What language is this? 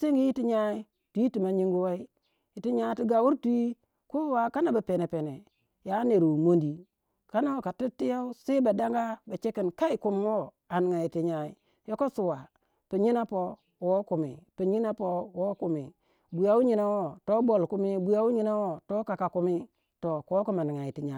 Waja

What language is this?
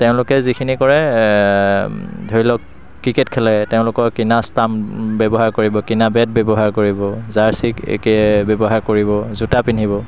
Assamese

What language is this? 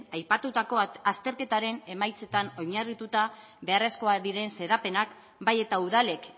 Basque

